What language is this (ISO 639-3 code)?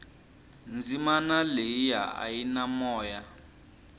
tso